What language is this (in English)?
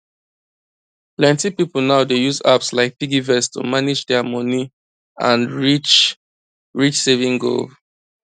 Nigerian Pidgin